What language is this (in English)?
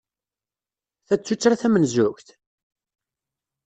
Kabyle